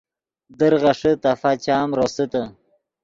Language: Yidgha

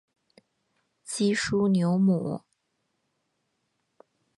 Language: Chinese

